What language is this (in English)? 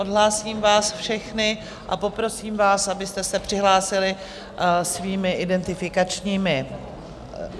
Czech